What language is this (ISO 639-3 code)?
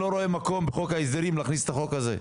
heb